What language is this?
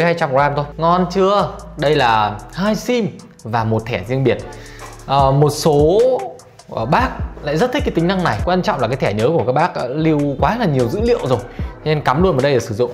Vietnamese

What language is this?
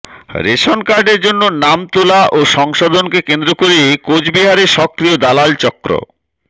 Bangla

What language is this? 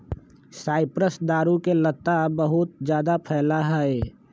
Magahi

